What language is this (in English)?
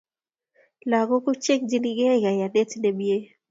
Kalenjin